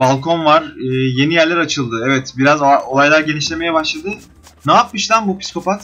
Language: Turkish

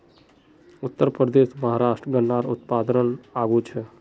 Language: Magahi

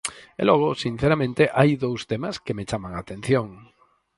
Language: Galician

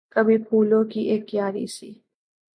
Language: Urdu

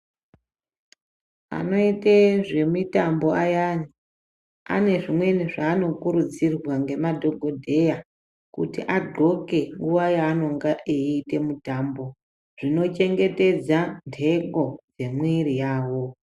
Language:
Ndau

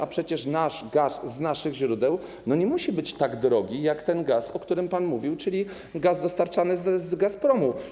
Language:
Polish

